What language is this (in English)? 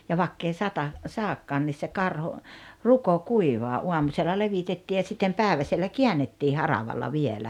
Finnish